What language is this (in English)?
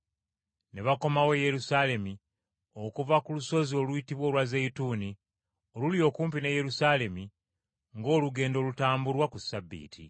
Ganda